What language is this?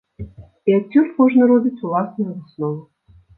Belarusian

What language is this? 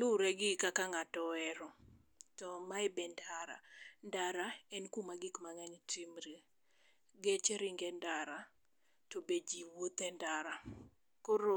Luo (Kenya and Tanzania)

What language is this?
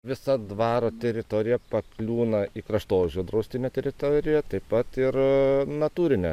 Lithuanian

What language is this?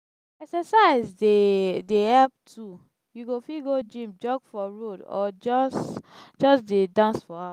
Nigerian Pidgin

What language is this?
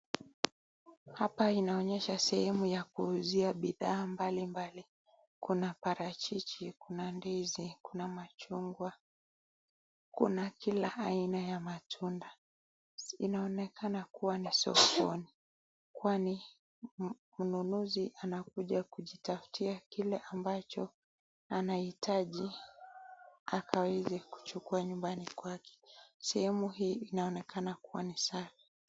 Swahili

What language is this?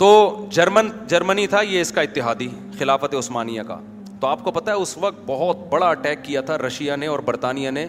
Urdu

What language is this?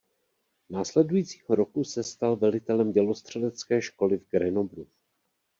Czech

